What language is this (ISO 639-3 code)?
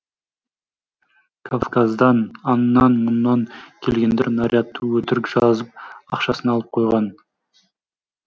kaz